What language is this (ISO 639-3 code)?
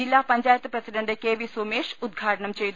mal